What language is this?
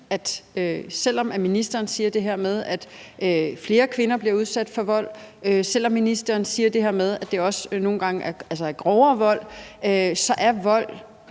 Danish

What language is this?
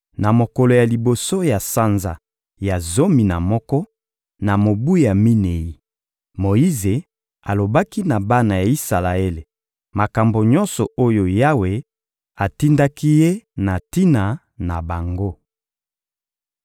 Lingala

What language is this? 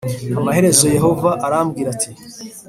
Kinyarwanda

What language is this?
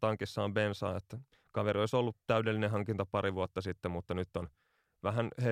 Finnish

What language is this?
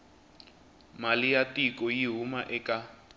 Tsonga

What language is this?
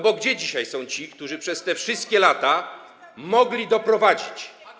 Polish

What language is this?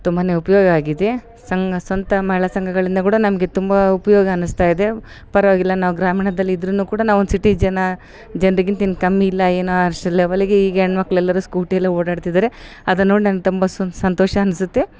Kannada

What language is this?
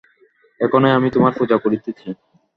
Bangla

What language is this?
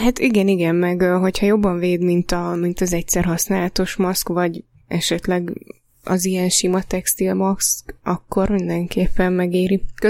Hungarian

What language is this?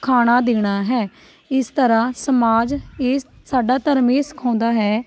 Punjabi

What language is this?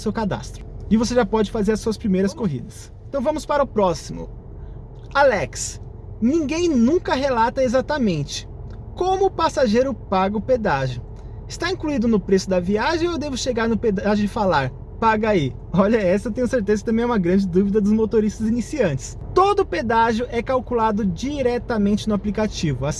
Portuguese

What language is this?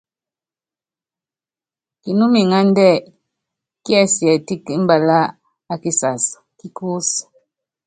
Yangben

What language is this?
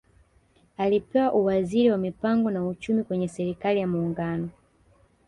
Swahili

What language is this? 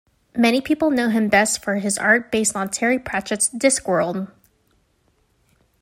English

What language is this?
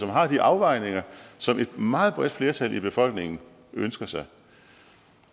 Danish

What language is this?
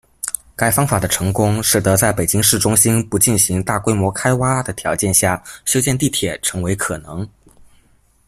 Chinese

